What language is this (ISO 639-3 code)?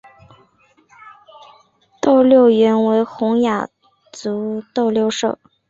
zho